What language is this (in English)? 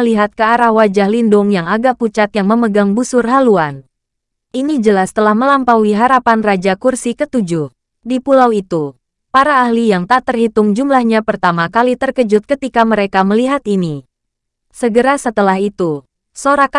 Indonesian